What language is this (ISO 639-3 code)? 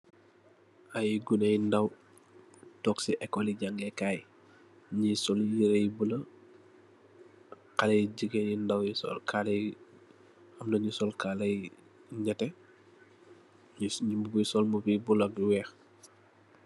wol